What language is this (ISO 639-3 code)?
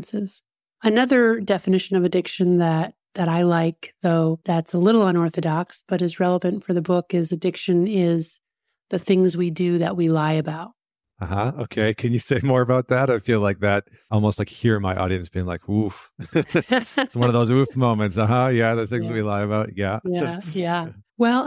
eng